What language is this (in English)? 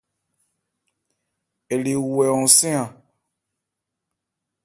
Ebrié